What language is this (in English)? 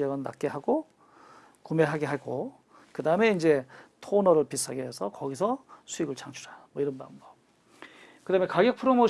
Korean